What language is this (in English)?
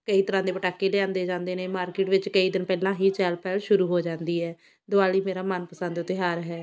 Punjabi